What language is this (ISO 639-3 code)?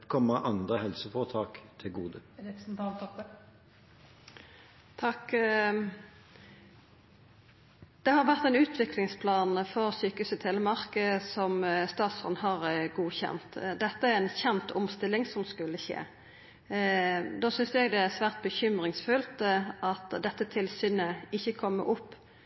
nor